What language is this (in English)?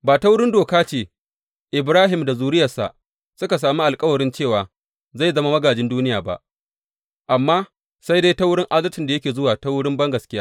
Hausa